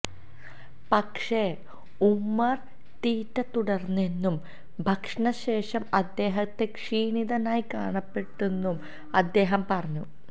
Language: Malayalam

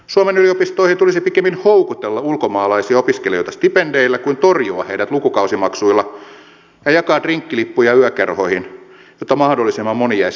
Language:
Finnish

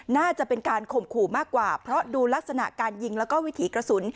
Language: Thai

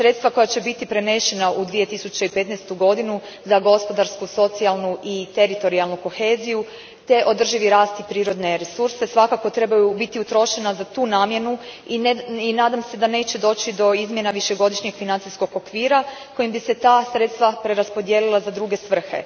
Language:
Croatian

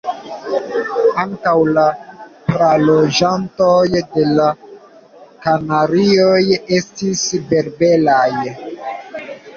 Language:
Esperanto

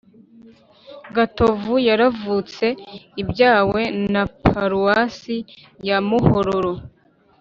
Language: Kinyarwanda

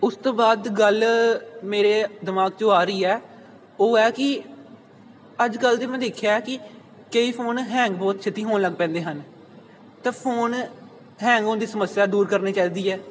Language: Punjabi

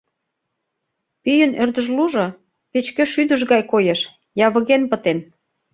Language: Mari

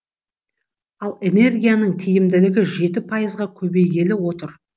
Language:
Kazakh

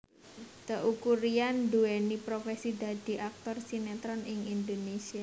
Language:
Javanese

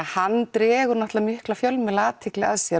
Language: Icelandic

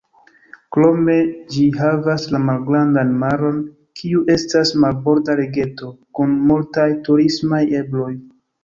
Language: Esperanto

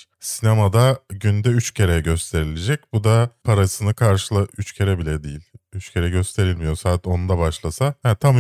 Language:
Turkish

